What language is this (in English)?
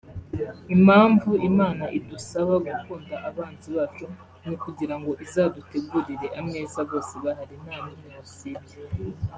Kinyarwanda